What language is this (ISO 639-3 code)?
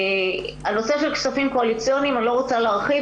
heb